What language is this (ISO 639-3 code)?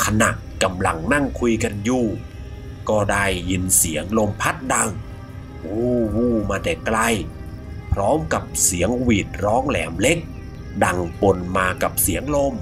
tha